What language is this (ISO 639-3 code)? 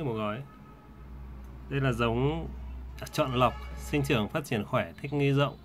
vie